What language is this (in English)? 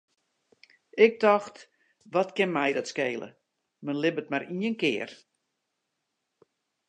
Western Frisian